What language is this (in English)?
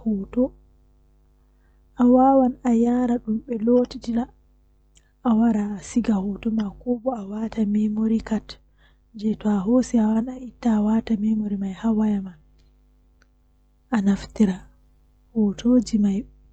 Western Niger Fulfulde